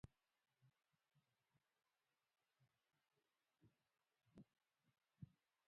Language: Pashto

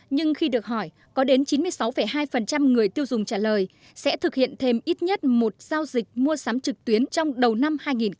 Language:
Vietnamese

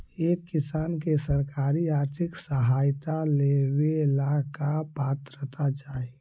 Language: Magahi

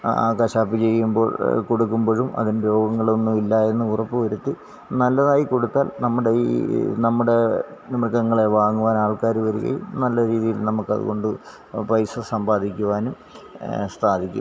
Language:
Malayalam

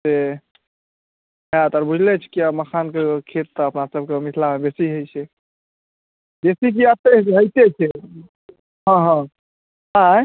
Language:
Maithili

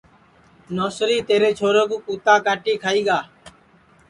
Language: Sansi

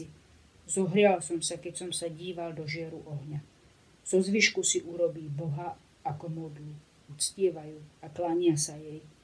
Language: Slovak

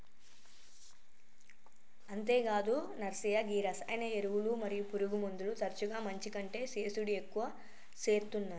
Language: Telugu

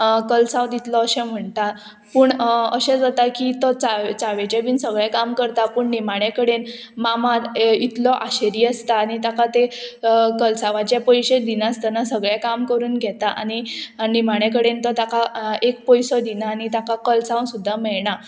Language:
Konkani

